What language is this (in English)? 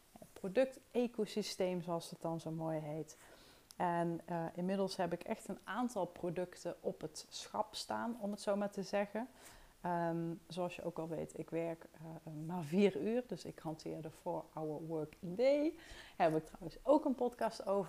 Dutch